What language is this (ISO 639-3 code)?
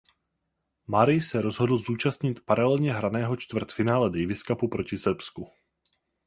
ces